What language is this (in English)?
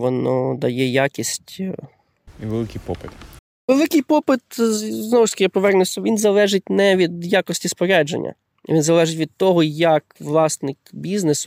Ukrainian